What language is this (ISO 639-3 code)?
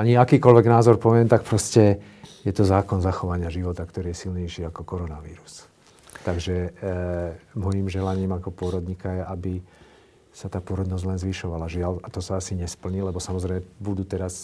slk